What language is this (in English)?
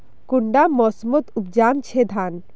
Magahi